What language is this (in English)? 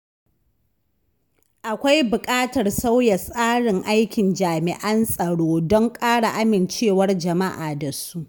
Hausa